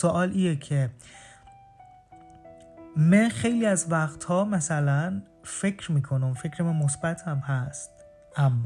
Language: Persian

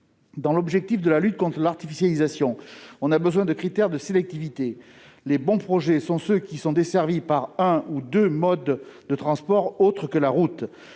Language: French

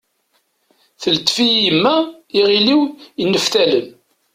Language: Kabyle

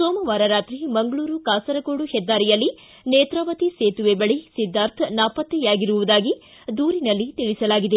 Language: Kannada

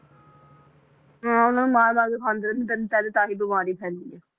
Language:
Punjabi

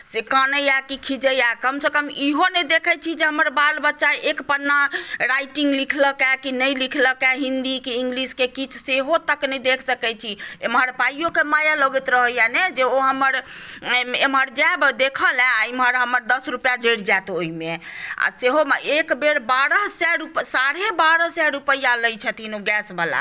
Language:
Maithili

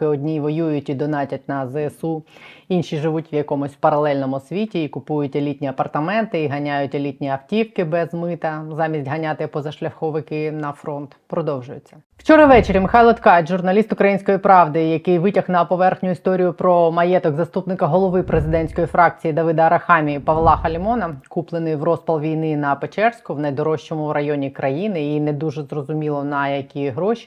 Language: Ukrainian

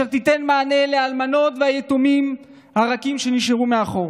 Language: Hebrew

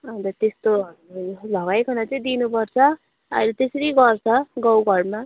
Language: Nepali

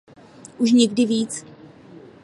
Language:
Czech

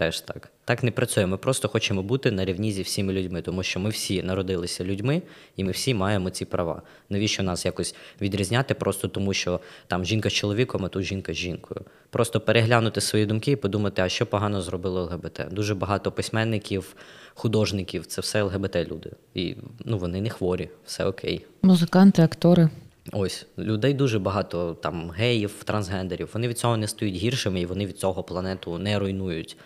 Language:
Ukrainian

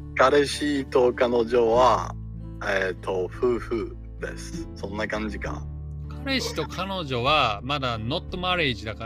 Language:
Japanese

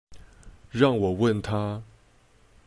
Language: Chinese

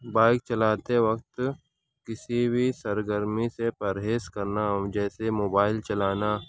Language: Urdu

